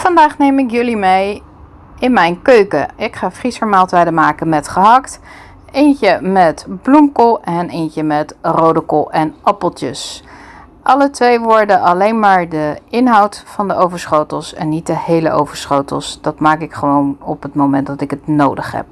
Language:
Dutch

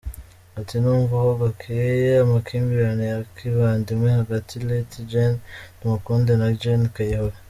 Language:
Kinyarwanda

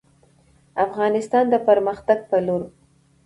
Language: Pashto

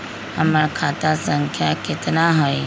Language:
Magahi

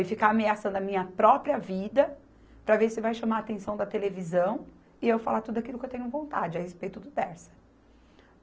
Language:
Portuguese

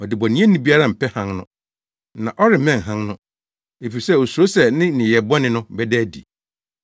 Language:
Akan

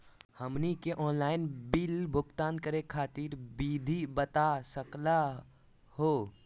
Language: Magahi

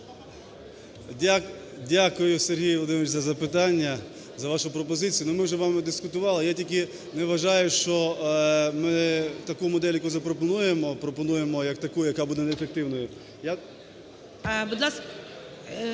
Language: Ukrainian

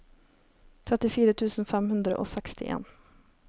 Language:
Norwegian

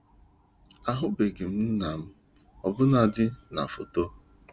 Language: Igbo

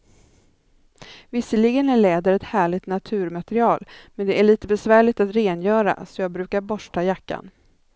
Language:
Swedish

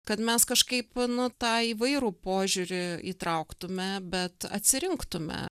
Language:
Lithuanian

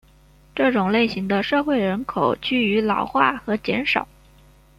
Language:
Chinese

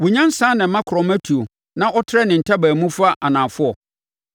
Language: Akan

